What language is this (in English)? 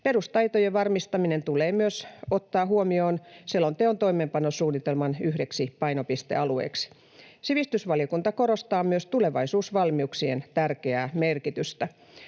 Finnish